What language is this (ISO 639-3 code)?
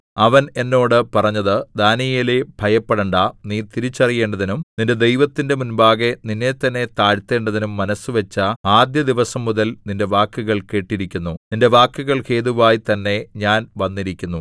mal